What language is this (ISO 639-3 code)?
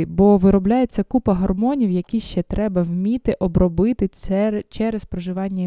ukr